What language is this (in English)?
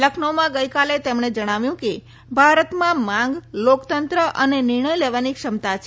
Gujarati